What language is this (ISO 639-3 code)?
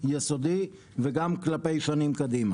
heb